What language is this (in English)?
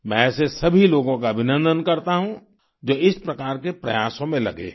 Hindi